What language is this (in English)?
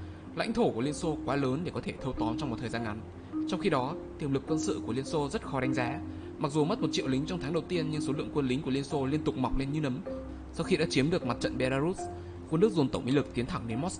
Vietnamese